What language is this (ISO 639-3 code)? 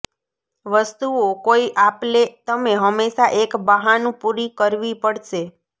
guj